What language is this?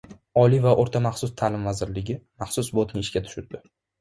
Uzbek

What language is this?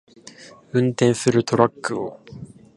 Japanese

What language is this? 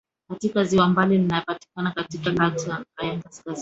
Swahili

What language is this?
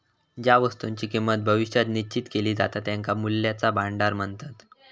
Marathi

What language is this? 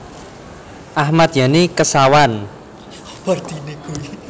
Javanese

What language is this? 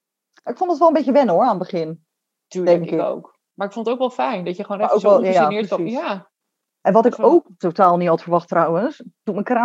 Dutch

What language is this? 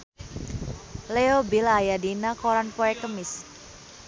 Sundanese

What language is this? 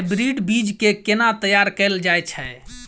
Maithili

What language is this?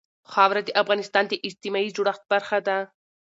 Pashto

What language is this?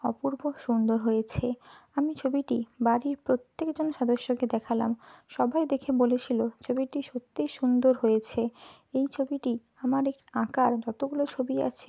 Bangla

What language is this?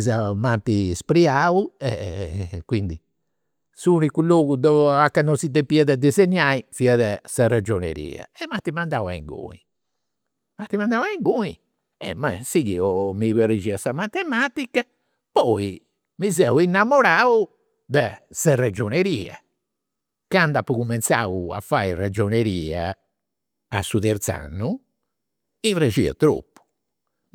Campidanese Sardinian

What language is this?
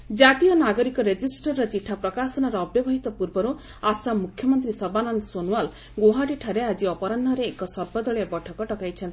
Odia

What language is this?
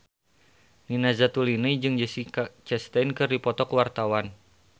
Sundanese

